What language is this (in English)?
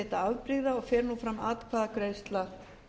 Icelandic